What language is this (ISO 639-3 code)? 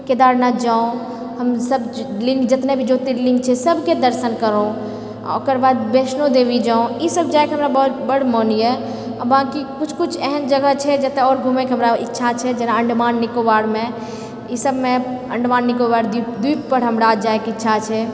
mai